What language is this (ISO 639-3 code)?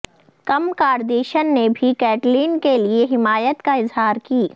urd